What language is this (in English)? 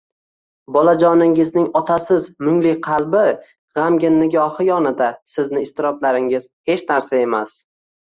Uzbek